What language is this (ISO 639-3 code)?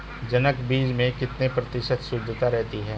hin